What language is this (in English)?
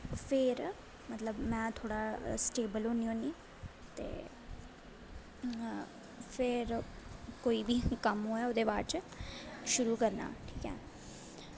Dogri